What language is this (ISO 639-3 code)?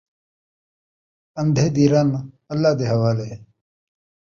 skr